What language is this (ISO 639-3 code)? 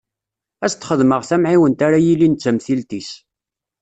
kab